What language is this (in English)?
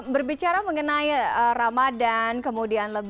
Indonesian